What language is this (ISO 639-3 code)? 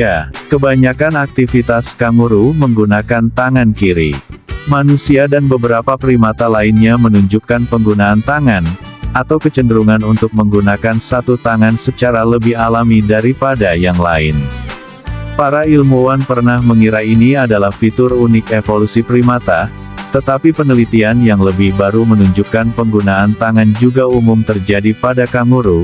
ind